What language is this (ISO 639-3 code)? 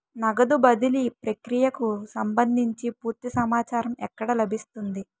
tel